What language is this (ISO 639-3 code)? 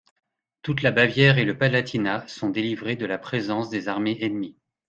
fra